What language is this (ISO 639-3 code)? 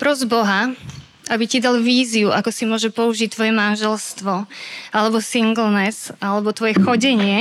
slk